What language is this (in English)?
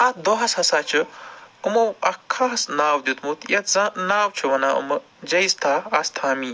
Kashmiri